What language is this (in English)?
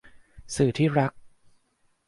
Thai